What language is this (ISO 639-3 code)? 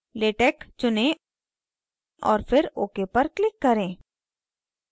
hin